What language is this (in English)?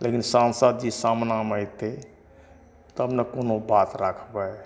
Maithili